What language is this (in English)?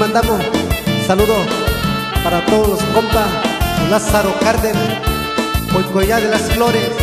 Spanish